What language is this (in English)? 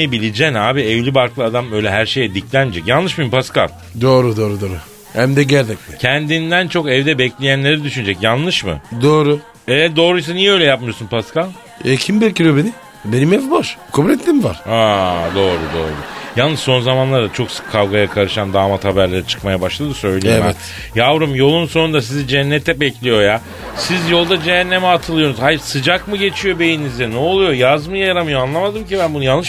Turkish